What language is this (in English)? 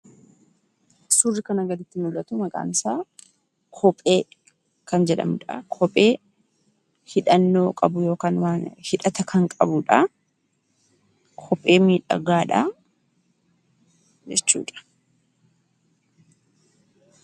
Oromo